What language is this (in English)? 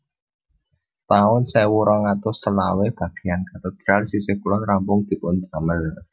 Javanese